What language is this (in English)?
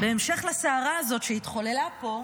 Hebrew